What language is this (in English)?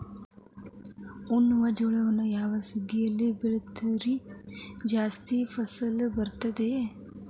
Kannada